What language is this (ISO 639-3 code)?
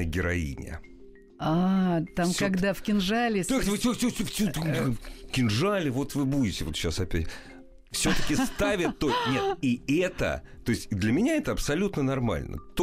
rus